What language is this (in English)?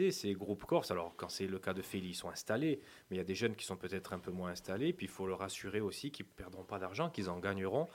French